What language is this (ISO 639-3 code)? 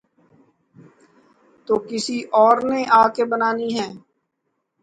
urd